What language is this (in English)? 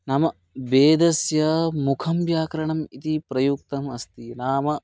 Sanskrit